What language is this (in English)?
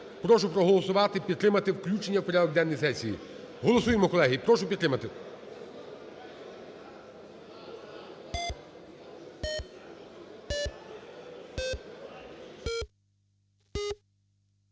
Ukrainian